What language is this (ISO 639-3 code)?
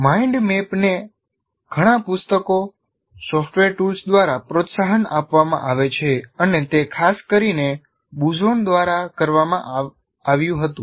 guj